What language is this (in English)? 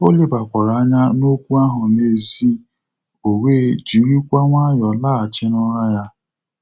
Igbo